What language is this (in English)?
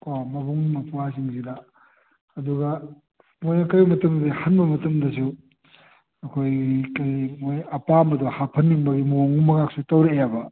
Manipuri